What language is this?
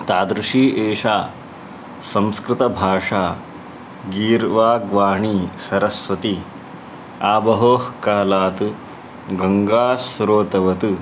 Sanskrit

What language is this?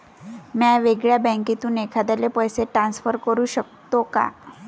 Marathi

